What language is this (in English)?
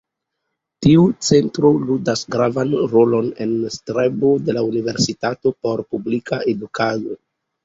Esperanto